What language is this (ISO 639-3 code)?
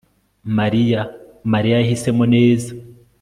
kin